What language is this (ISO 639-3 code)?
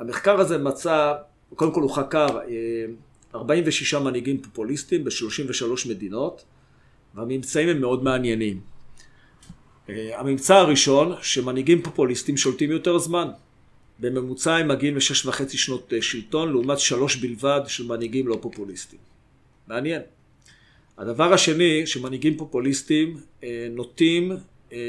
heb